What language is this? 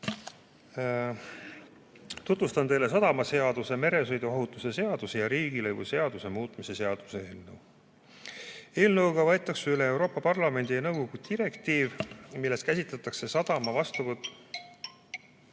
Estonian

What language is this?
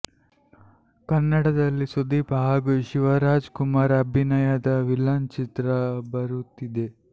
Kannada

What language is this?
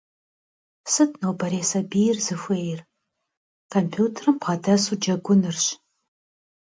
Kabardian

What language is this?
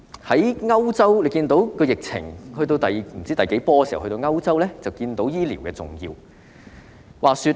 Cantonese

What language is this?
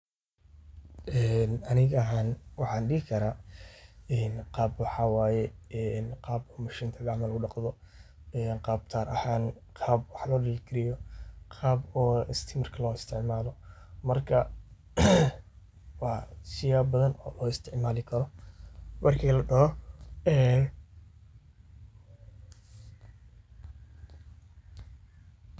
Somali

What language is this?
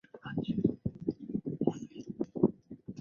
Chinese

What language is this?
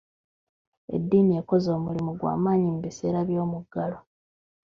Ganda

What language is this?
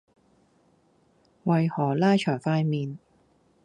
Cantonese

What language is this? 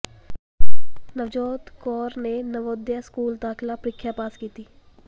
Punjabi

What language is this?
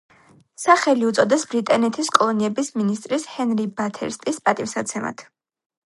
Georgian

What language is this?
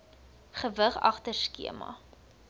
Afrikaans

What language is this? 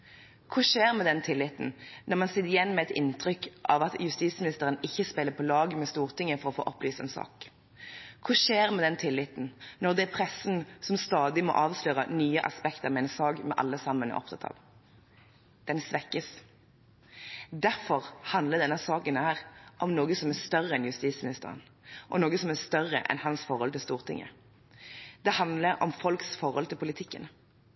Norwegian Bokmål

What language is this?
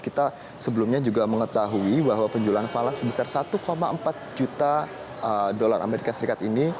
Indonesian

